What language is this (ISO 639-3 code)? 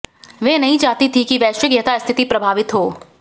hin